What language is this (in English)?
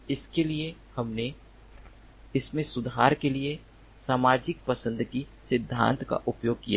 Hindi